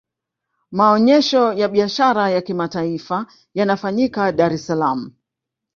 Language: Swahili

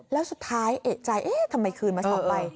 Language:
Thai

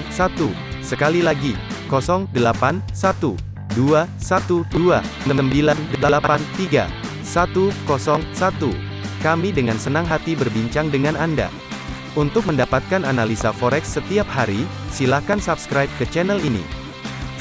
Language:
Indonesian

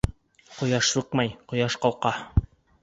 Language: Bashkir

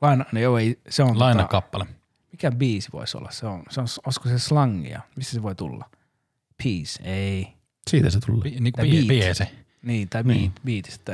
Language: Finnish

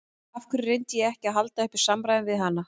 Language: Icelandic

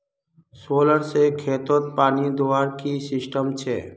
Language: Magahi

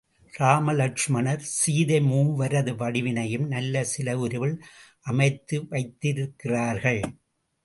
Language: Tamil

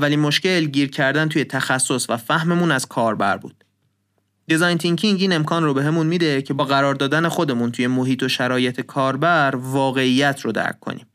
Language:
Persian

